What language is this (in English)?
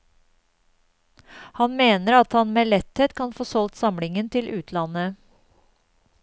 Norwegian